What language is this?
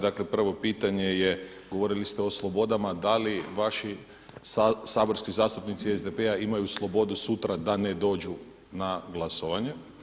Croatian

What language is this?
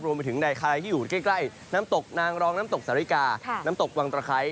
Thai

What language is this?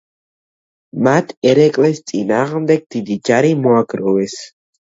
Georgian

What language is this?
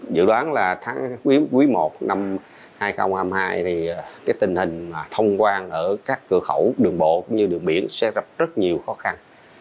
Vietnamese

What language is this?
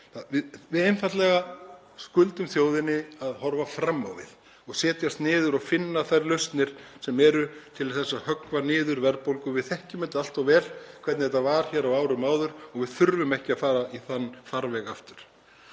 Icelandic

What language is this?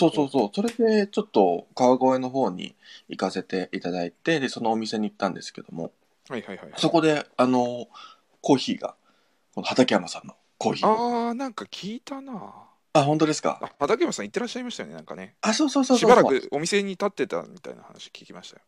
Japanese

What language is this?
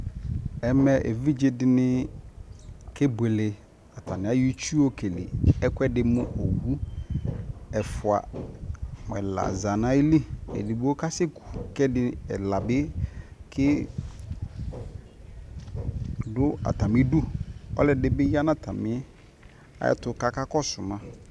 Ikposo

